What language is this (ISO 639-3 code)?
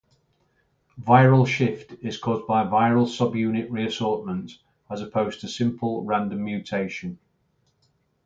eng